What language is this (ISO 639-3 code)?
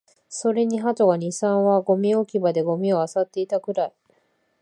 jpn